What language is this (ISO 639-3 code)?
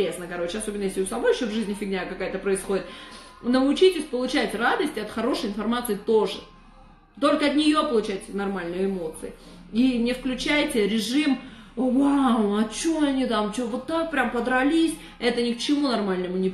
rus